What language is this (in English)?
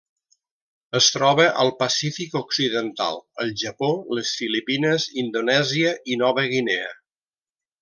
Catalan